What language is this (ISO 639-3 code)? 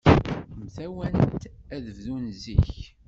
kab